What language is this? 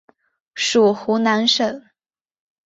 Chinese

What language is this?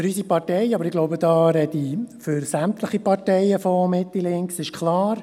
Swiss German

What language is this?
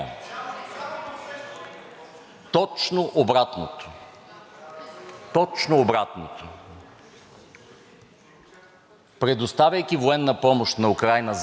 Bulgarian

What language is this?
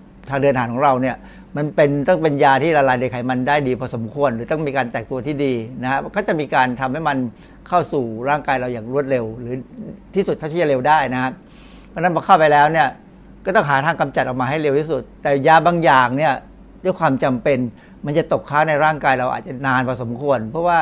Thai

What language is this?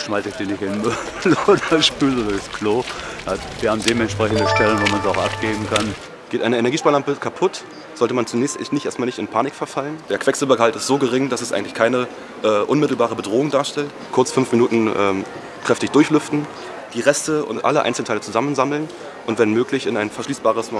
German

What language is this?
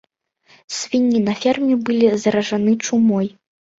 Belarusian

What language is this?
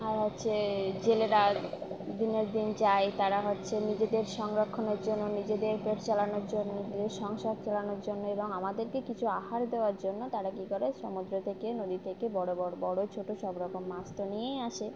Bangla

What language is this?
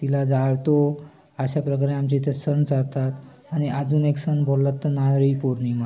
Marathi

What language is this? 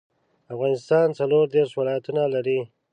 Pashto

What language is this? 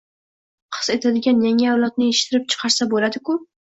Uzbek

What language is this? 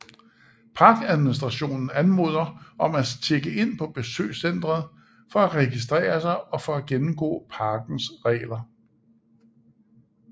Danish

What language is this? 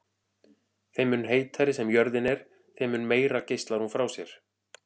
Icelandic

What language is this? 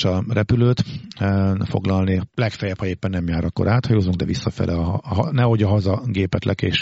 Hungarian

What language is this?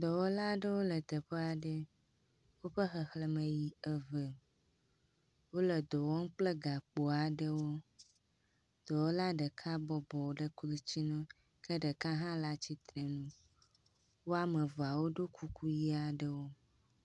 Ewe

